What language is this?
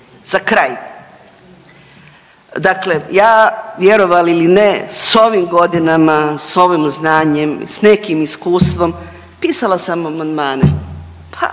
Croatian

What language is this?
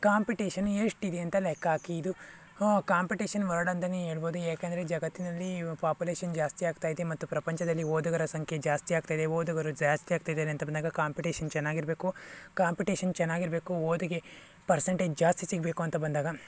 Kannada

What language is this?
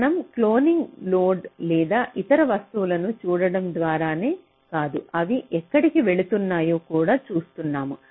Telugu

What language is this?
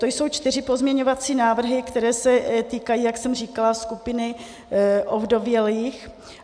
Czech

